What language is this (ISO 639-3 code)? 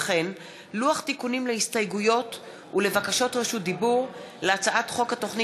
heb